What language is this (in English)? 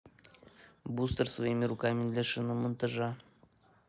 Russian